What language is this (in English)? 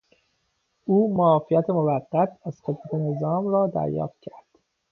Persian